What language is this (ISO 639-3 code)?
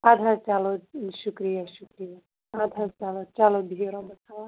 kas